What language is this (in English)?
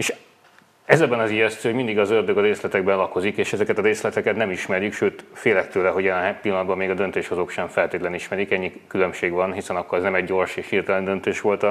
Hungarian